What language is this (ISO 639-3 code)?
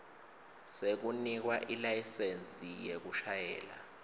ssw